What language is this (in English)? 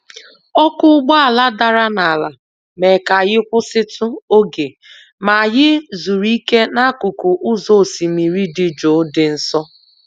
Igbo